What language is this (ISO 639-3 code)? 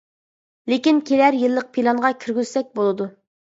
uig